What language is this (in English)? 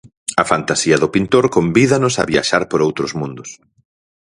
Galician